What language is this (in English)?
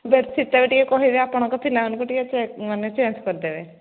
Odia